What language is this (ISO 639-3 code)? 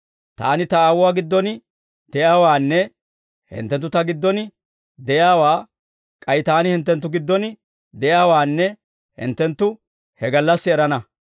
dwr